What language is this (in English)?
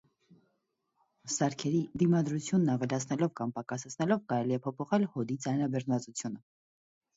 Armenian